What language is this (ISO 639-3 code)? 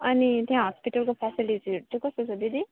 nep